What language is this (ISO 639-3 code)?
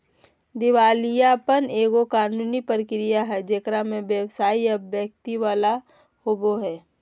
mag